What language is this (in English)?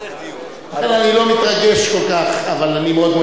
Hebrew